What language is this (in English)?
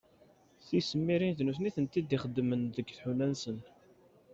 Kabyle